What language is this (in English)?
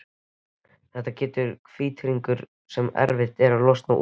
Icelandic